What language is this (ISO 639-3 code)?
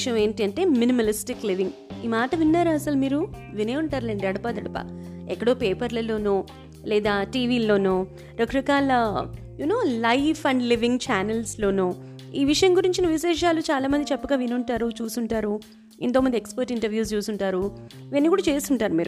tel